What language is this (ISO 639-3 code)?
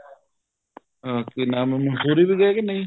pan